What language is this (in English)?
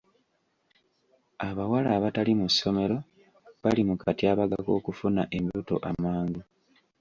Ganda